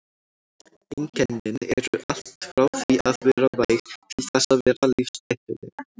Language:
Icelandic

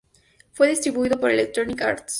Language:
Spanish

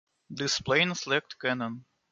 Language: English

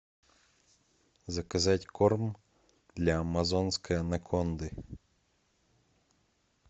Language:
Russian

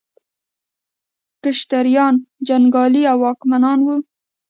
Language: Pashto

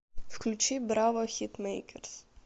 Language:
Russian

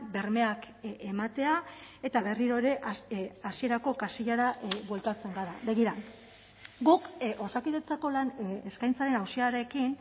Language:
Basque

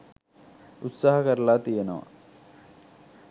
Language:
Sinhala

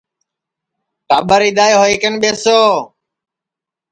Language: Sansi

